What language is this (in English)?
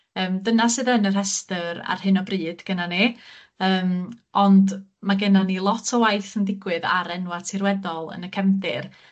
Welsh